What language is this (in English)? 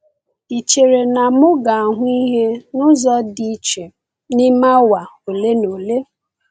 Igbo